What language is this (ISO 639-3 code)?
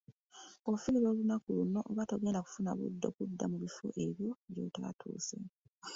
lug